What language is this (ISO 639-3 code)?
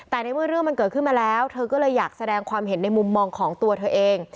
tha